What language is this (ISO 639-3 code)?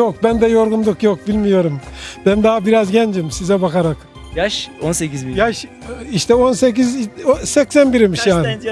tur